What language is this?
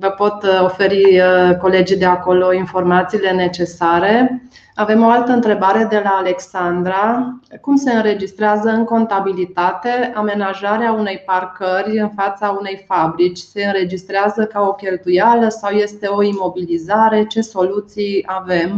Romanian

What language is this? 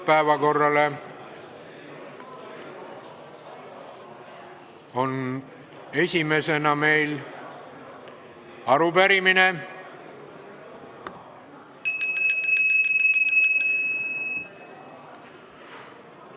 Estonian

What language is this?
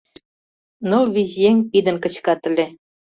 Mari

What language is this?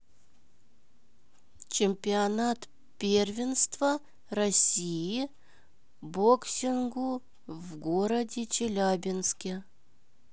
Russian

